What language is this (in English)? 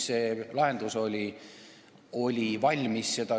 Estonian